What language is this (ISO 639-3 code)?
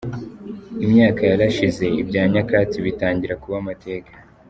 kin